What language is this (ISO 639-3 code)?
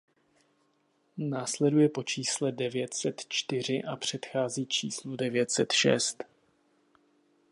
ces